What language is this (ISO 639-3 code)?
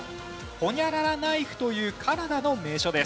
jpn